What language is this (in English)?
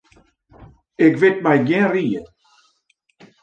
Western Frisian